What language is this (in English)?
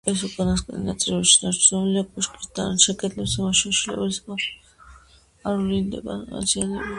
Georgian